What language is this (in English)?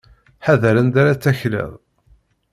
Kabyle